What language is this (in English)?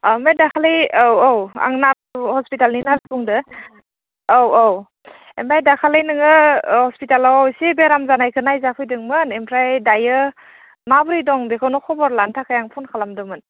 Bodo